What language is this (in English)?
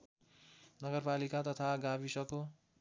Nepali